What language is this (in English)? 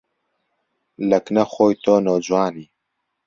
Central Kurdish